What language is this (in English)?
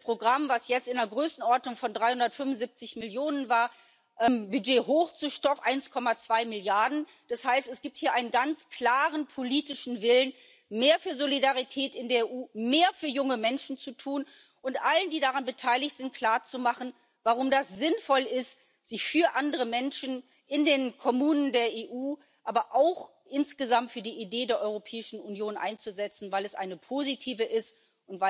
German